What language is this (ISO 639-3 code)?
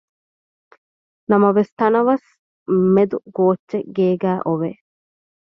div